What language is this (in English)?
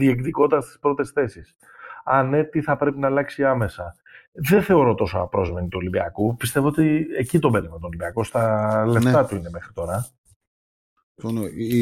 Greek